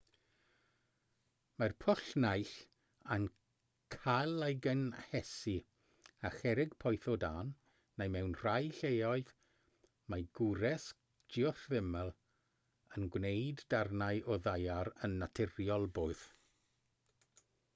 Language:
Welsh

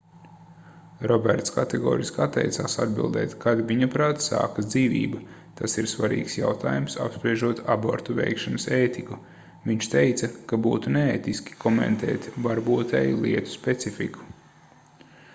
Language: Latvian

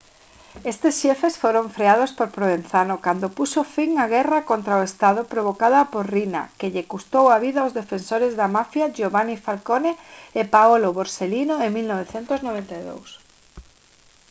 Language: Galician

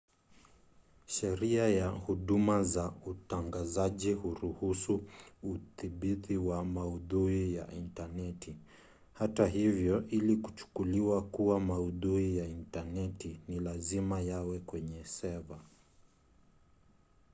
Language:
Swahili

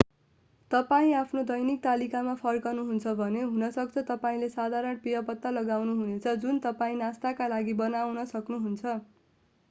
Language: Nepali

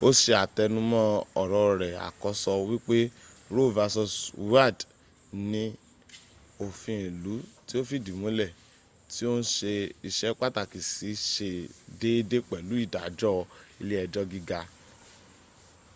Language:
Yoruba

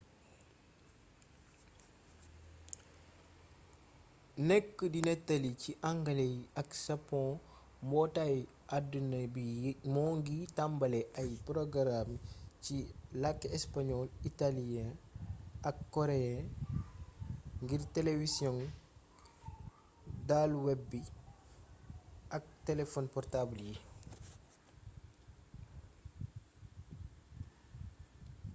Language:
Wolof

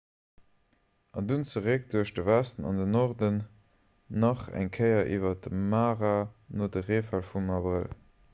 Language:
Luxembourgish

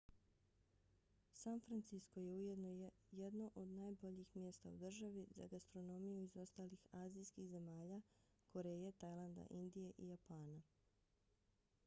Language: Bosnian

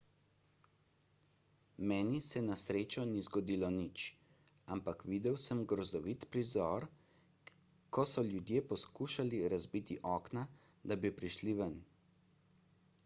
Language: Slovenian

